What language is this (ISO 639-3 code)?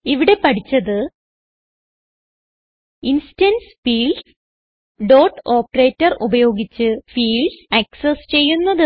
mal